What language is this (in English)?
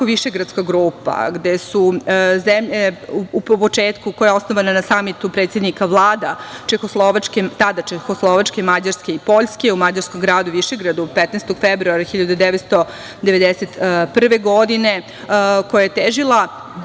Serbian